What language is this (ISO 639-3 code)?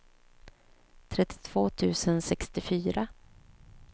swe